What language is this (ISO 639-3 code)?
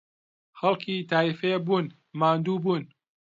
ckb